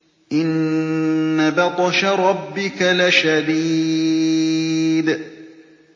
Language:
Arabic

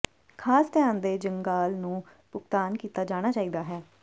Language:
Punjabi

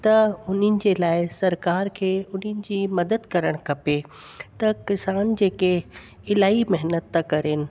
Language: Sindhi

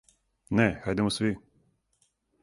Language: Serbian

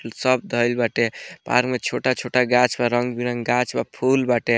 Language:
Bhojpuri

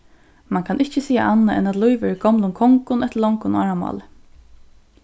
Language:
Faroese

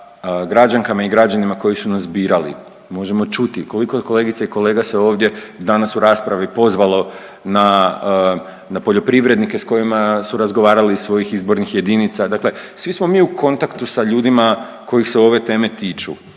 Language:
Croatian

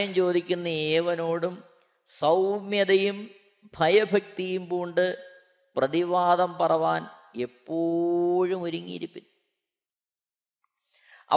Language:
Malayalam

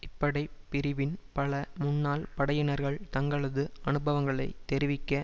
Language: Tamil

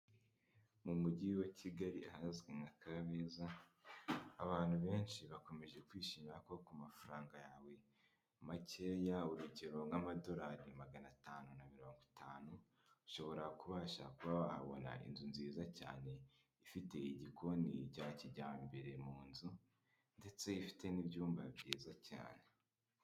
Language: Kinyarwanda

